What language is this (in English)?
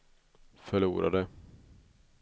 Swedish